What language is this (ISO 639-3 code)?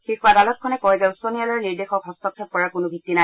asm